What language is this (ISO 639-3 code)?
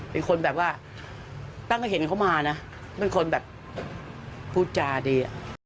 tha